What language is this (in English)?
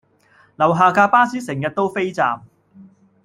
Cantonese